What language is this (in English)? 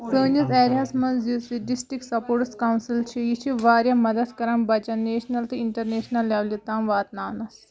Kashmiri